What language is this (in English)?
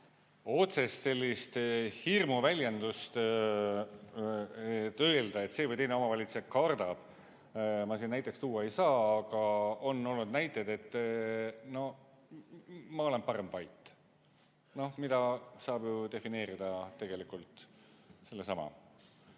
Estonian